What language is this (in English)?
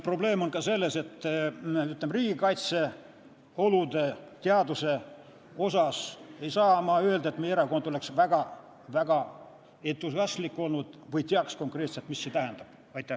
Estonian